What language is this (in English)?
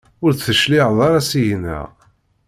Kabyle